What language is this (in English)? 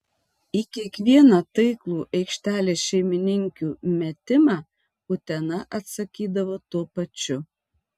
Lithuanian